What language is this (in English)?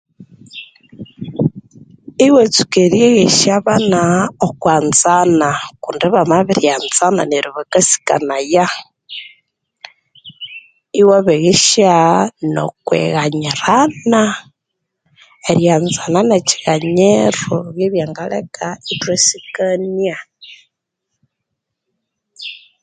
Konzo